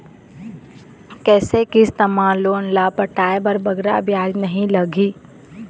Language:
Chhattisgarhi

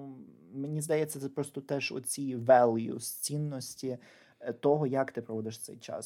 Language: Ukrainian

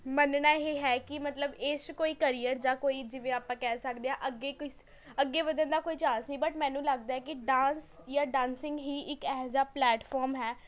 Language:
Punjabi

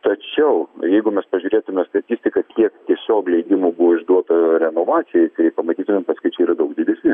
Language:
Lithuanian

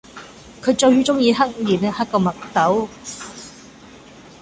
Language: Cantonese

